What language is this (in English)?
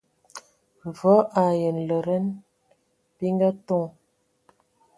Ewondo